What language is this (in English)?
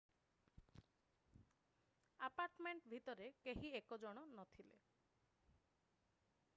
Odia